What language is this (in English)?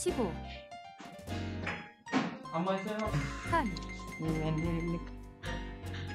Korean